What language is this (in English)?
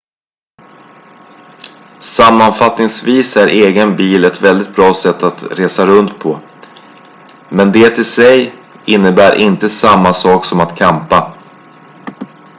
Swedish